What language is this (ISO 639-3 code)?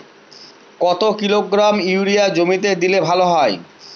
ben